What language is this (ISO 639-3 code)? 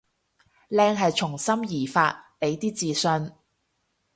yue